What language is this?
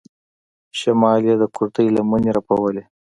Pashto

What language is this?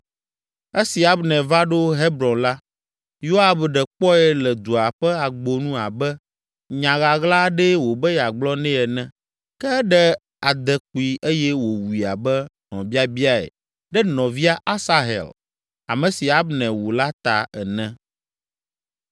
Ewe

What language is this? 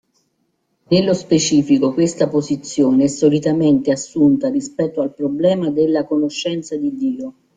Italian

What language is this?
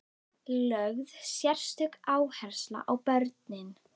Icelandic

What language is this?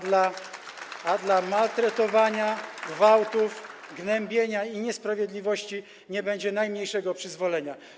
Polish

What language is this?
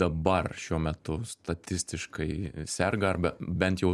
Lithuanian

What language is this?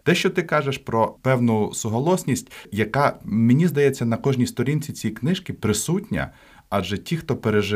Ukrainian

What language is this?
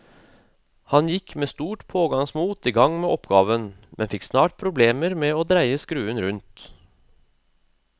Norwegian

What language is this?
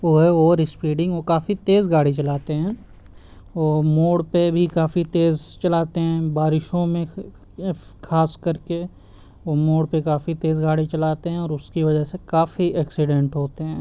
Urdu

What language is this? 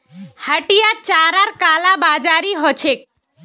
Magahi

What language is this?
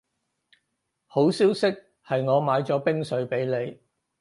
Cantonese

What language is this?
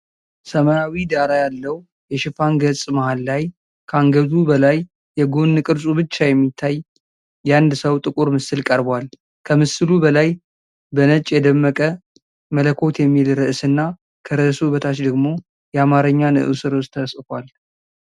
Amharic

